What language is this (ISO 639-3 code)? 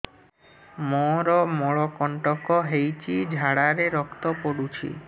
ori